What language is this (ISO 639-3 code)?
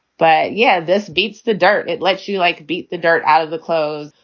eng